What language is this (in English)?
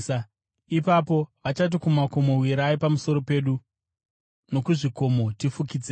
Shona